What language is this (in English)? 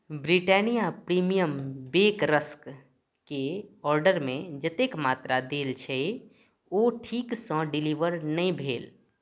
Maithili